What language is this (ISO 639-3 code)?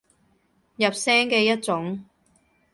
yue